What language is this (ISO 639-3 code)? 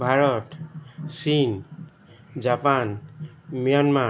asm